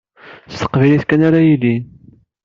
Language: Kabyle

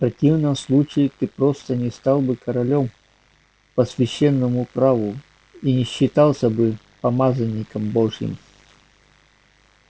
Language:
Russian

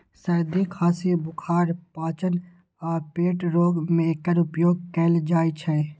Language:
Maithili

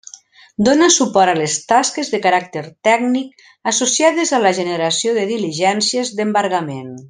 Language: Catalan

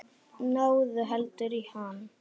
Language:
Icelandic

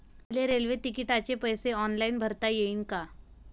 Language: Marathi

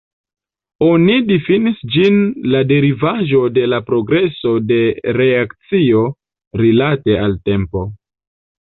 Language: Esperanto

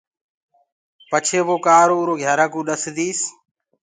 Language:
Gurgula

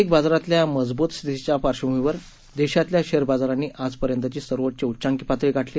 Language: Marathi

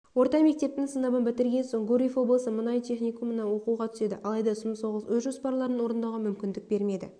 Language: Kazakh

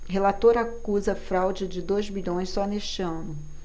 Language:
Portuguese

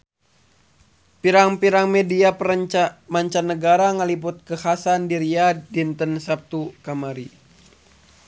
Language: Sundanese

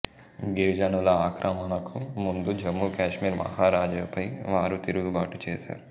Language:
Telugu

